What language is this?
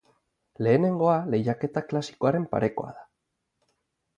Basque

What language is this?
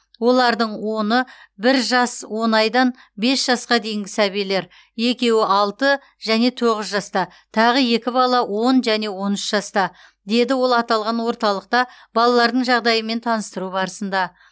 Kazakh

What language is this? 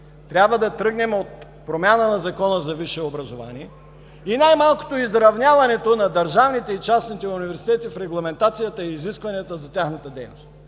Bulgarian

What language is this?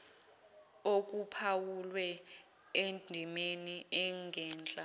Zulu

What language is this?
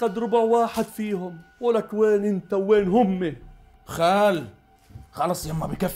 Arabic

